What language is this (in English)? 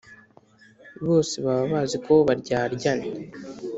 Kinyarwanda